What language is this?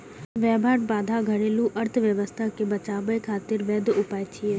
Maithili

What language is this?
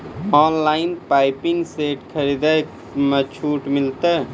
Maithili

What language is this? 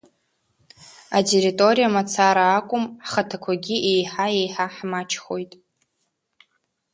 Abkhazian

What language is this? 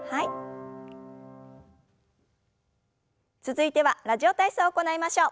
Japanese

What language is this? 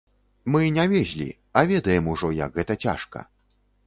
Belarusian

